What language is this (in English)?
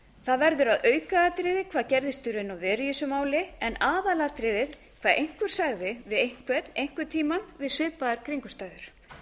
Icelandic